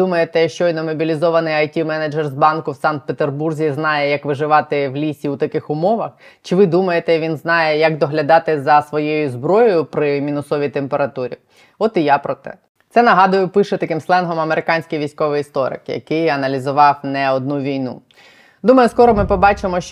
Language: Ukrainian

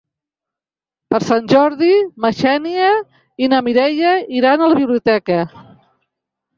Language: Catalan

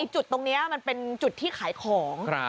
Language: Thai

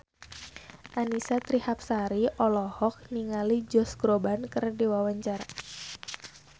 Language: Sundanese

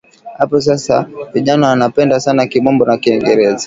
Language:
Swahili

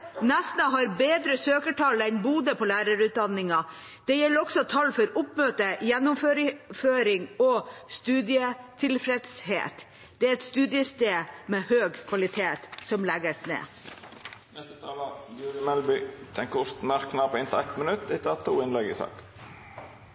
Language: Norwegian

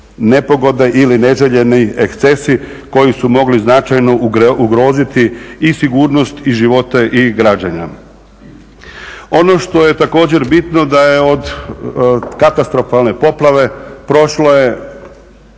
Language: Croatian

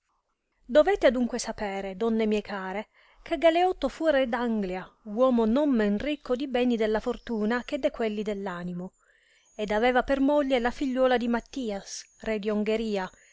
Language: Italian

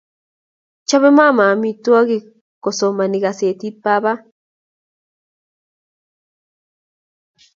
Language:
Kalenjin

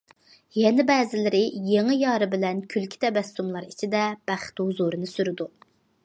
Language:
Uyghur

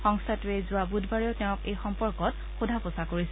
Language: Assamese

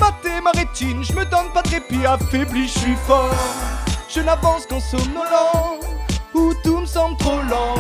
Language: French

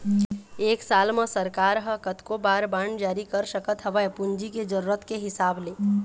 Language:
Chhattisgarhi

